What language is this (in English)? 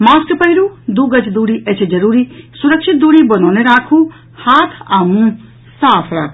Maithili